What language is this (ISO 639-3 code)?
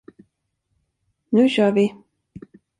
swe